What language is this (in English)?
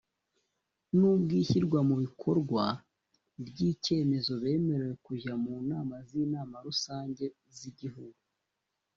Kinyarwanda